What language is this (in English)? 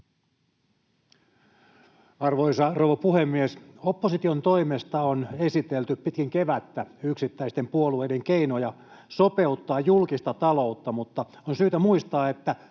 Finnish